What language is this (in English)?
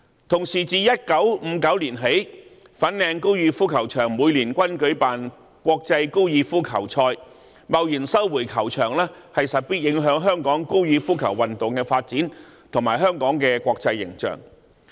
Cantonese